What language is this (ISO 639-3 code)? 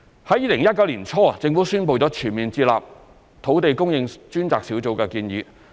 yue